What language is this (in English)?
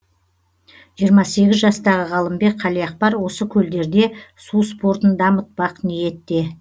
Kazakh